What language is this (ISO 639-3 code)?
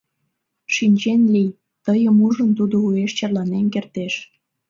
chm